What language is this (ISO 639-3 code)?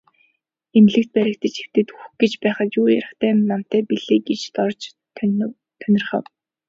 mon